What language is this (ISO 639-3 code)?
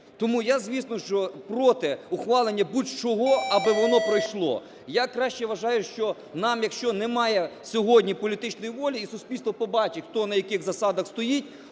ukr